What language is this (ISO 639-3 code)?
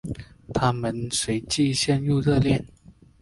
zho